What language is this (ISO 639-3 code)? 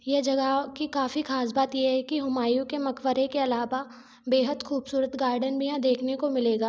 hin